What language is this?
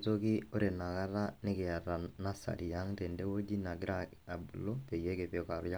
Masai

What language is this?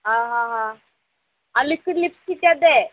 Odia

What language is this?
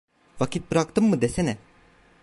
Turkish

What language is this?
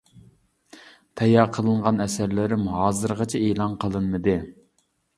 Uyghur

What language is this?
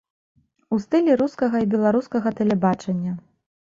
Belarusian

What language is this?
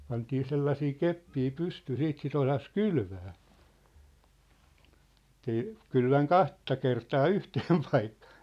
Finnish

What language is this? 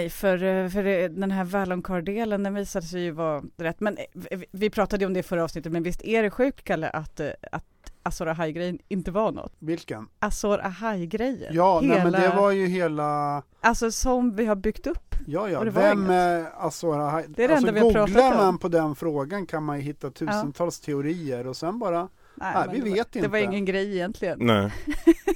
Swedish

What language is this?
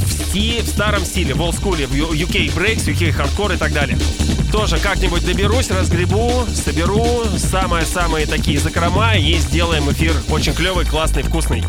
Russian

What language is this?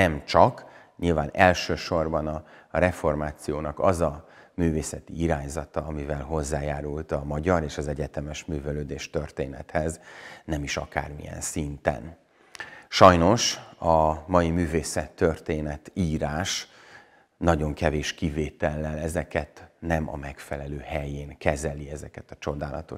Hungarian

